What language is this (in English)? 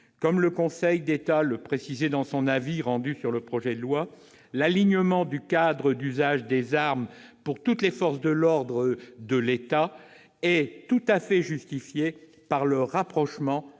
French